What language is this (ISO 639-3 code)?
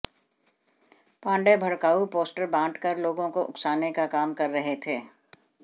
hin